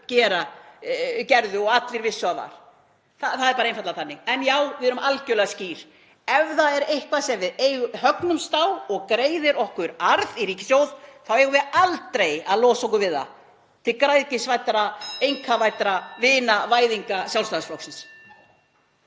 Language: Icelandic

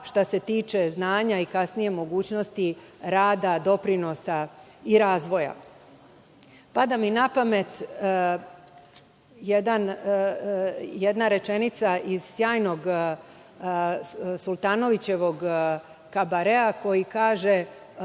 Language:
Serbian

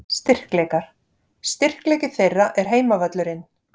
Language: Icelandic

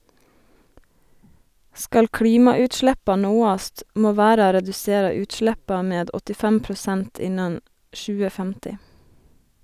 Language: Norwegian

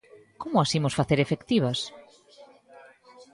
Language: Galician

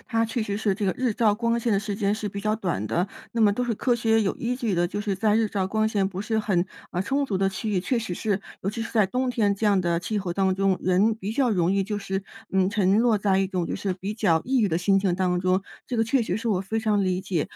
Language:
Chinese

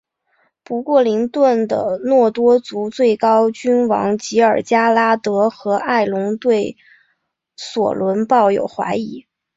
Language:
Chinese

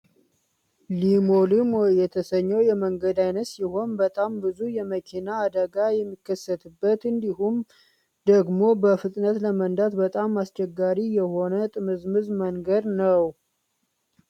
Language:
Amharic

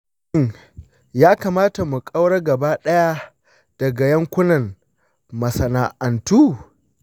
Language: Hausa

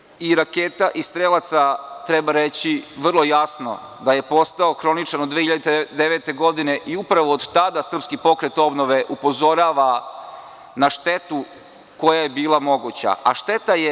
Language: Serbian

